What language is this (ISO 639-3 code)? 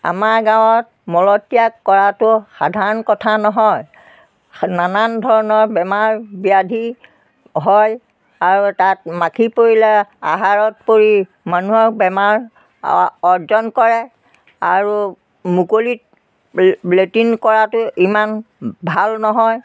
asm